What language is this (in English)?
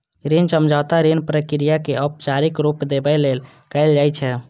Maithili